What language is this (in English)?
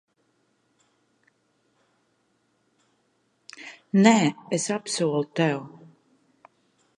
Latvian